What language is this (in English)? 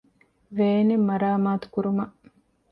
Divehi